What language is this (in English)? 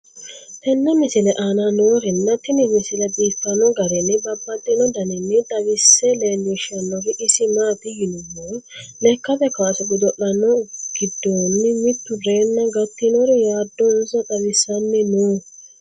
Sidamo